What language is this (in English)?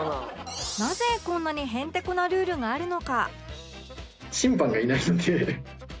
Japanese